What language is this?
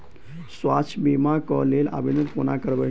Maithili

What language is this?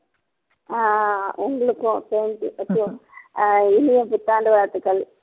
Tamil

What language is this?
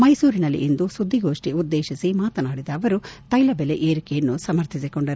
Kannada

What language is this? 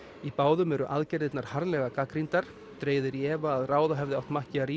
Icelandic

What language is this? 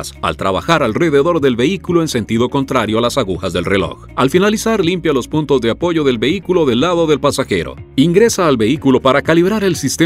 Spanish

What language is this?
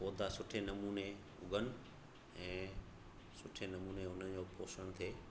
Sindhi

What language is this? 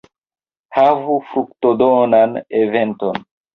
Esperanto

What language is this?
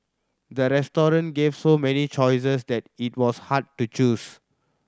English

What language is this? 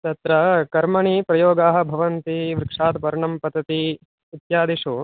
Sanskrit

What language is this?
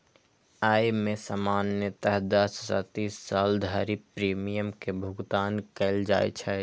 Maithili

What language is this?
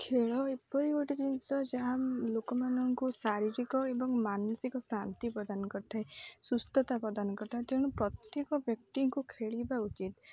Odia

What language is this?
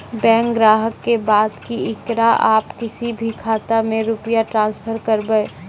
Maithili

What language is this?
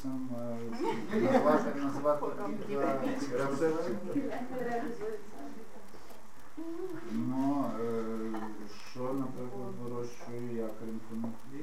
Ukrainian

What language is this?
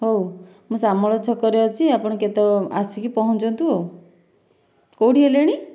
Odia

